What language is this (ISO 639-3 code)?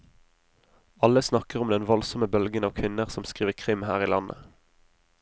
nor